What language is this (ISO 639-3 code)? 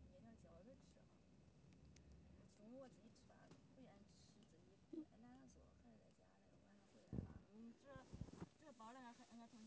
zho